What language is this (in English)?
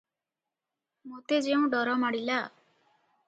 Odia